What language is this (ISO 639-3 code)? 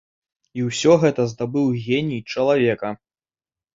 bel